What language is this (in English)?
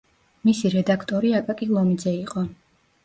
Georgian